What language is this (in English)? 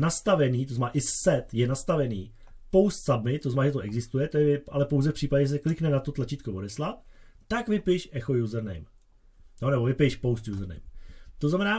Czech